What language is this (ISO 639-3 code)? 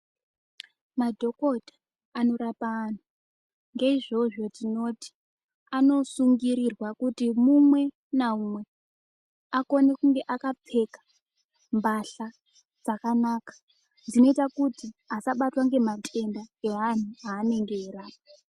ndc